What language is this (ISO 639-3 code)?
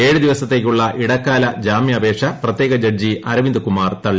mal